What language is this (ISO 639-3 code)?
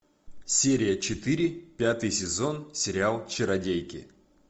rus